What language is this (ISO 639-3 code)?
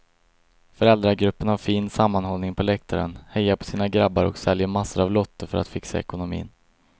swe